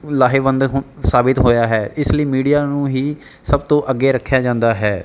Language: Punjabi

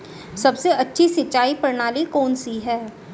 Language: Hindi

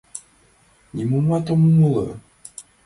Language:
Mari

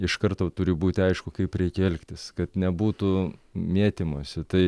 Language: Lithuanian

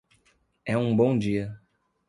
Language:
Portuguese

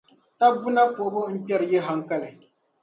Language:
Dagbani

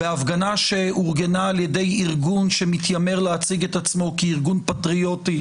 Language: Hebrew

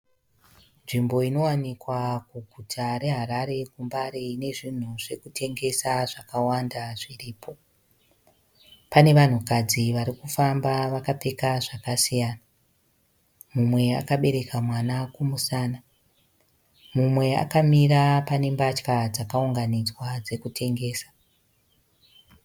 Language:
Shona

